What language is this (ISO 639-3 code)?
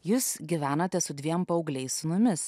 lit